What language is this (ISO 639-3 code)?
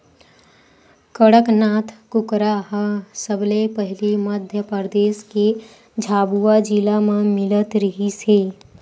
hne